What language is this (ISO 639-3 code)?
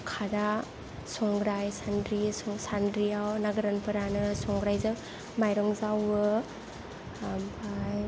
brx